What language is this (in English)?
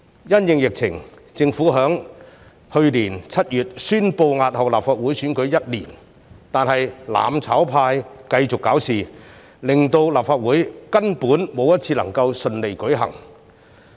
Cantonese